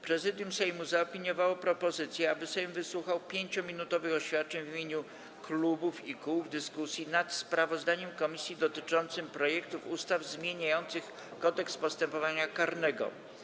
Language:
Polish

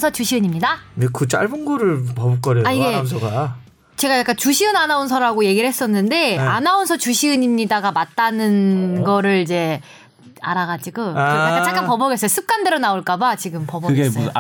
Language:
Korean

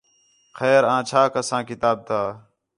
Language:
Khetrani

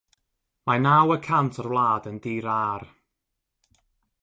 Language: Welsh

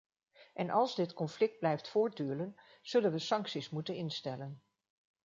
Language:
Dutch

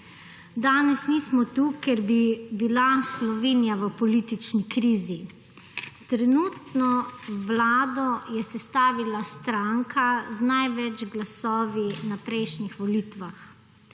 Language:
Slovenian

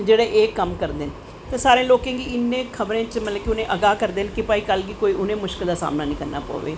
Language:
Dogri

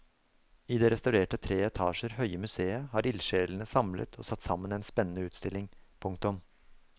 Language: Norwegian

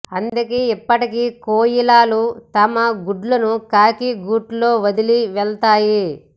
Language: Telugu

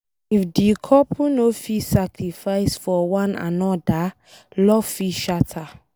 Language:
Nigerian Pidgin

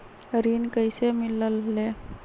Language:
Magahi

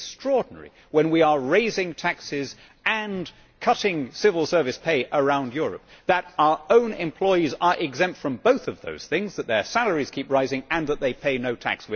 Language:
English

